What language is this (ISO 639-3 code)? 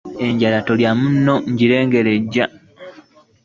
lug